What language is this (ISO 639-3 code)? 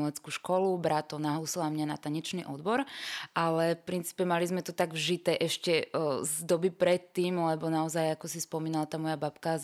slk